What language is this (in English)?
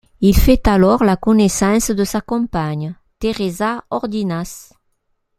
French